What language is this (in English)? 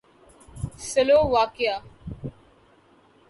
Urdu